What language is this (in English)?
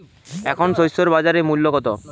Bangla